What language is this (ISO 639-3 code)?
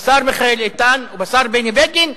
heb